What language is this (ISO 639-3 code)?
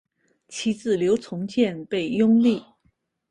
zho